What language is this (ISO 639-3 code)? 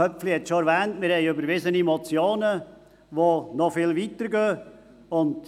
gsw